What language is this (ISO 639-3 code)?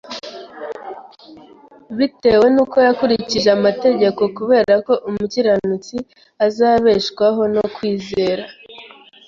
kin